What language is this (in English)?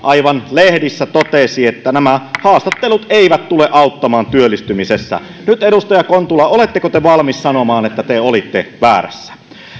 Finnish